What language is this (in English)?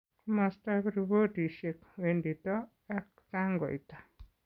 Kalenjin